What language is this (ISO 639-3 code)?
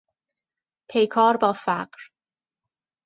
fas